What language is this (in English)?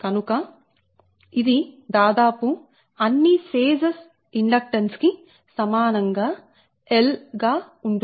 Telugu